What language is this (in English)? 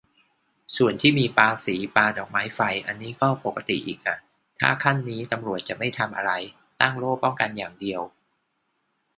Thai